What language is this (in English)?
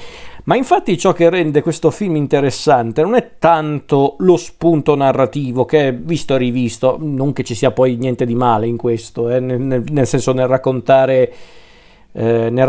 Italian